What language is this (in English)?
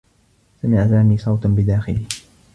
Arabic